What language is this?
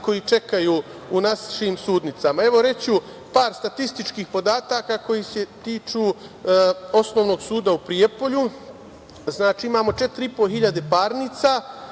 Serbian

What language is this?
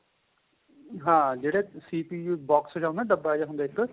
Punjabi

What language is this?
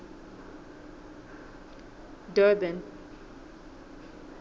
Southern Sotho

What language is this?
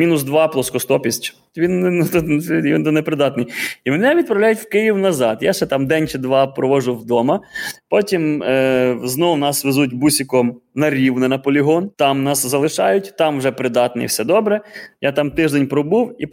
Ukrainian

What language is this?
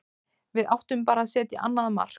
Icelandic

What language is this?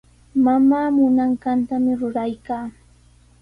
Sihuas Ancash Quechua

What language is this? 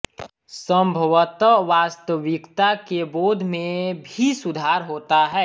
Hindi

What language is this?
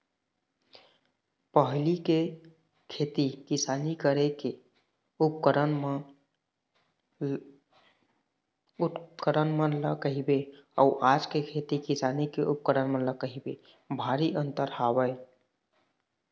Chhattisgarhi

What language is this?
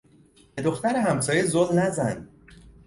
Persian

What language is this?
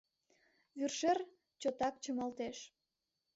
Mari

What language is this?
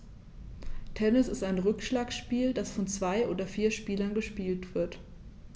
German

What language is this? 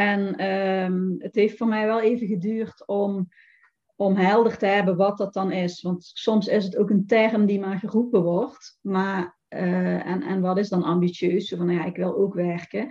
Dutch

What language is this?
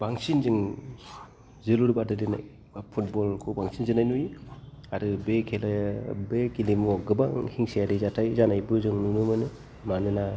Bodo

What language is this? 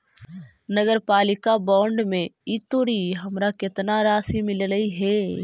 Magahi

